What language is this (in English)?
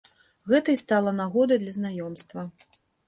Belarusian